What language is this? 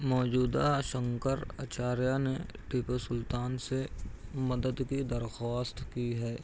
Urdu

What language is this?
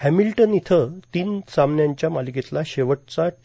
Marathi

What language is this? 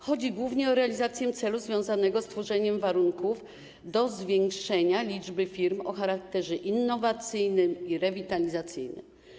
Polish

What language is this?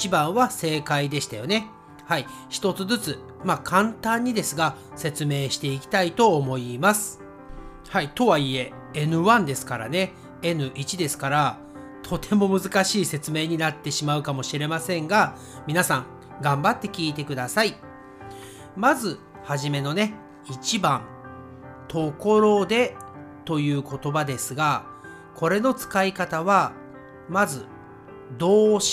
Japanese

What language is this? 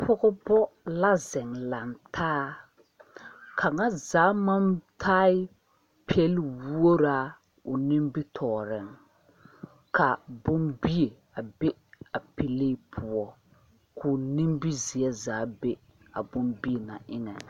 Southern Dagaare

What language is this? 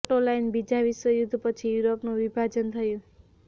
Gujarati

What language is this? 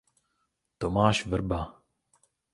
Czech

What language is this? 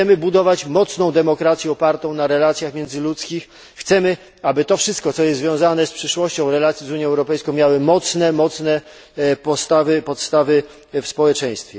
Polish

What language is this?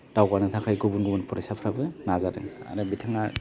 Bodo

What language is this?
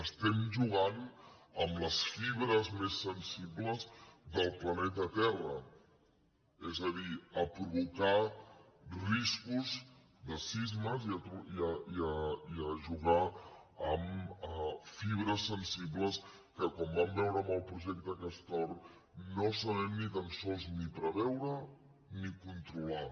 Catalan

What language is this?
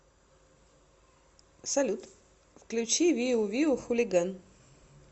Russian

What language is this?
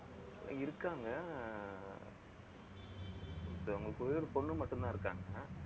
Tamil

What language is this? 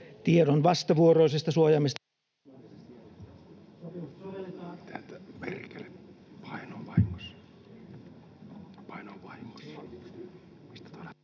Finnish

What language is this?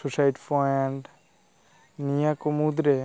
Santali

